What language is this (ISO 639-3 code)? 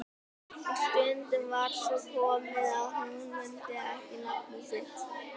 isl